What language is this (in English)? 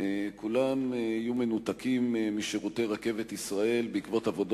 Hebrew